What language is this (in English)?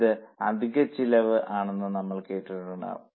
Malayalam